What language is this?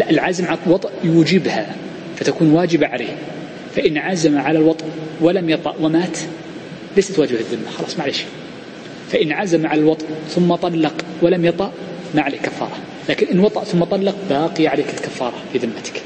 Arabic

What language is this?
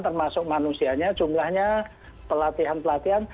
Indonesian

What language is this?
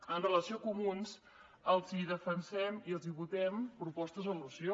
Catalan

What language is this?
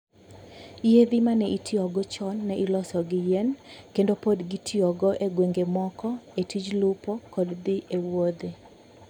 Luo (Kenya and Tanzania)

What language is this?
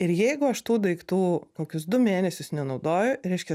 Lithuanian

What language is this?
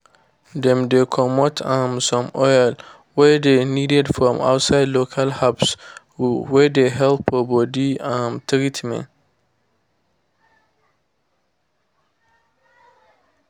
Nigerian Pidgin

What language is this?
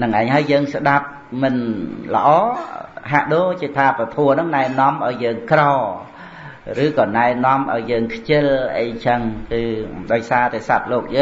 Vietnamese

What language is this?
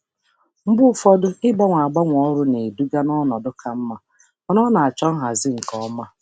Igbo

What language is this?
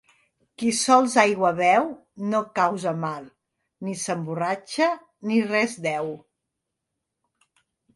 Catalan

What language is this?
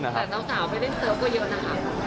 Thai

